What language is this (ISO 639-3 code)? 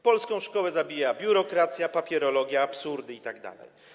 pol